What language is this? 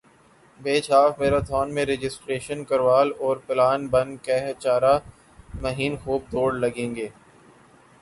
Urdu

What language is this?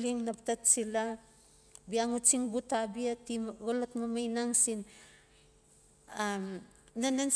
Notsi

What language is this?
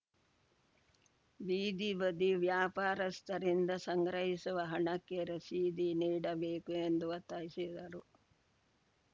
Kannada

